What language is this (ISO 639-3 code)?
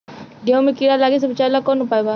bho